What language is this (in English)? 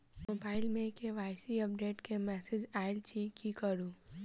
Maithili